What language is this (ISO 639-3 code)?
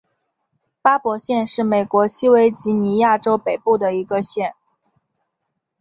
zho